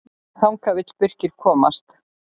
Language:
Icelandic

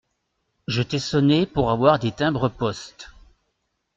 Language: French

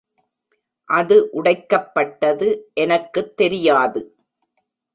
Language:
Tamil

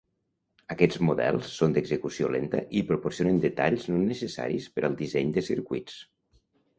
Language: Catalan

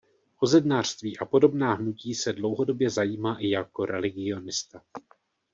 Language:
Czech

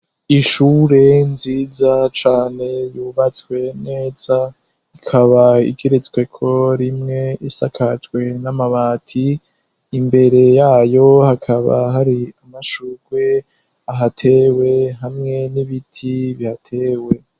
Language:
Rundi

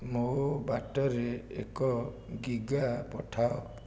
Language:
Odia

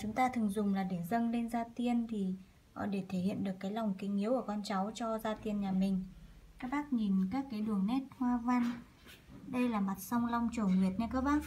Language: Vietnamese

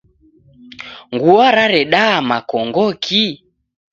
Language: Taita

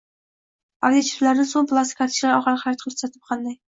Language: Uzbek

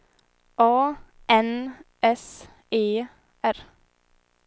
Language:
Swedish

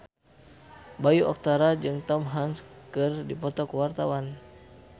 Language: Sundanese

